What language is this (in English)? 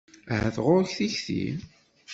Kabyle